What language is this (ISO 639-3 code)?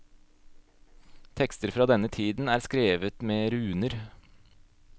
nor